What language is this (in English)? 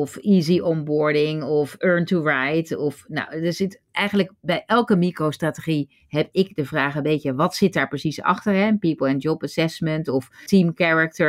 Dutch